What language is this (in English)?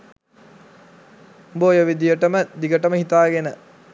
Sinhala